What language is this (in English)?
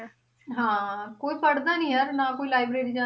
Punjabi